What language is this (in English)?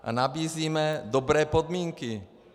Czech